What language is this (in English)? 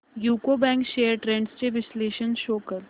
Marathi